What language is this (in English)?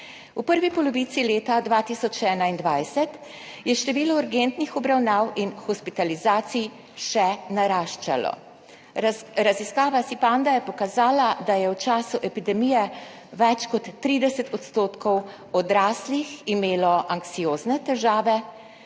Slovenian